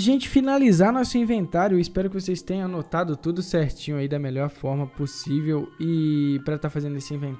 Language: Portuguese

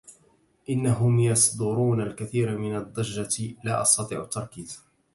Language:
Arabic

